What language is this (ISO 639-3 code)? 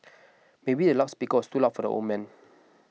eng